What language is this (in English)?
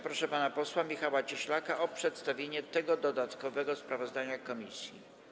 Polish